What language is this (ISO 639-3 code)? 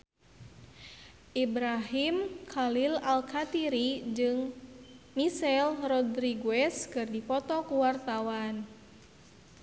sun